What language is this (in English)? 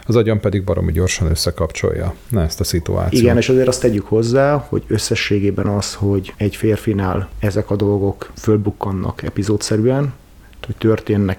Hungarian